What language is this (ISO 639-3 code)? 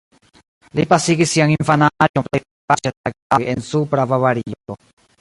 epo